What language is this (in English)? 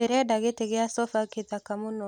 Kikuyu